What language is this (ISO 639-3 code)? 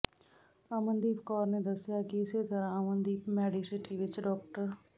pan